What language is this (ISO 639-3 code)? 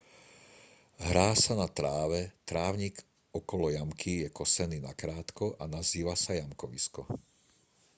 slk